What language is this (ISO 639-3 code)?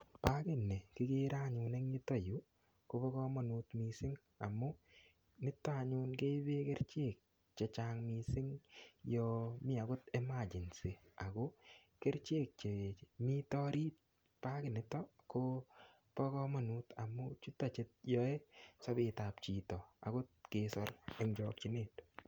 kln